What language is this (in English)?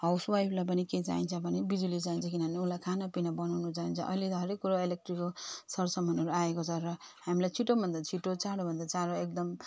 Nepali